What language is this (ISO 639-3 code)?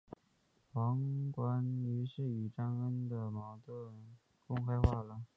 zho